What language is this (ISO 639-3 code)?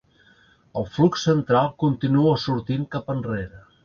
cat